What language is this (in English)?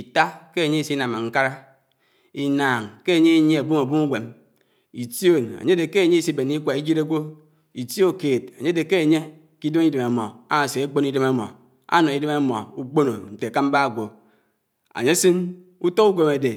Anaang